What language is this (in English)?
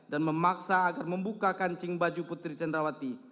Indonesian